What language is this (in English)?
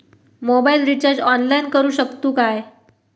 Marathi